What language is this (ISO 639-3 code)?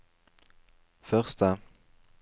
nor